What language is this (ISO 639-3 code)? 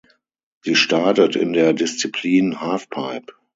deu